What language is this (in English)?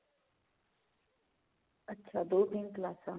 Punjabi